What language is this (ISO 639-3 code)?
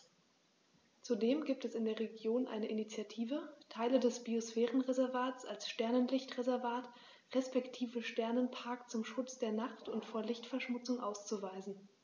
deu